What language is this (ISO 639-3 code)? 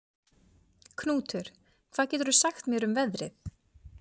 isl